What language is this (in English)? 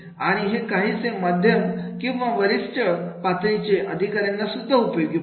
Marathi